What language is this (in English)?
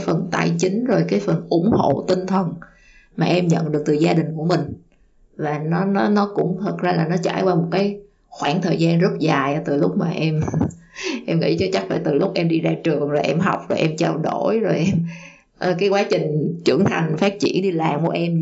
Vietnamese